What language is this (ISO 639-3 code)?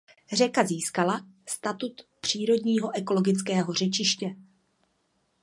ces